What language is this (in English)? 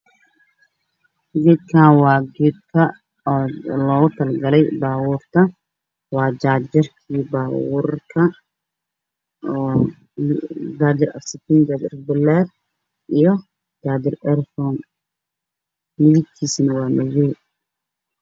Somali